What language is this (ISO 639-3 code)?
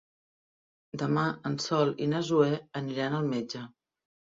cat